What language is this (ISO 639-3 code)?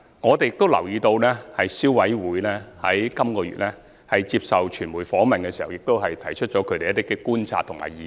yue